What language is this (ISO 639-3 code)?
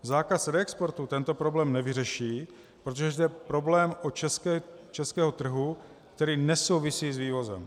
ces